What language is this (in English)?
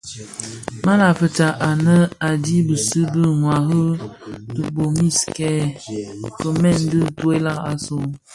Bafia